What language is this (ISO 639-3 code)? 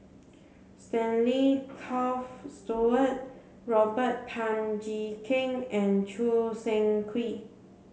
eng